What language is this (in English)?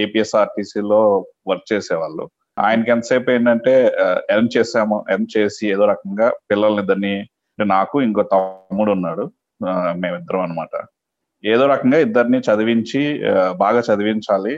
Telugu